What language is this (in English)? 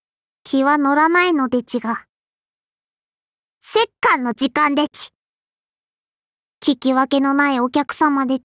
Japanese